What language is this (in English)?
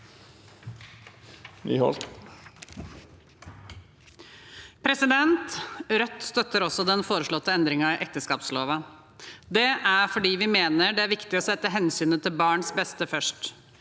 Norwegian